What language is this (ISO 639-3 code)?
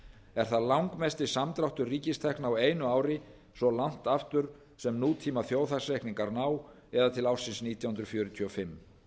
isl